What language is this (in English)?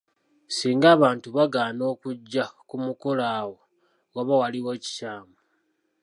Ganda